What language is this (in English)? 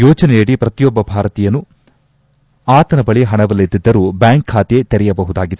Kannada